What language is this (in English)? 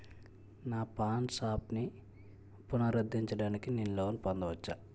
Telugu